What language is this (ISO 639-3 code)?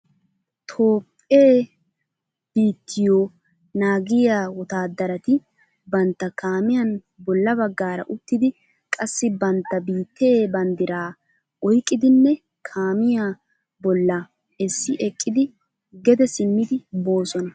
wal